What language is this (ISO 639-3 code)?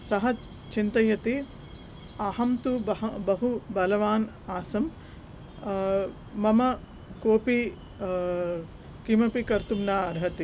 san